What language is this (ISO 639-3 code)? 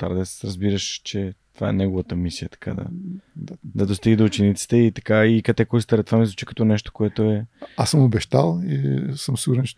bul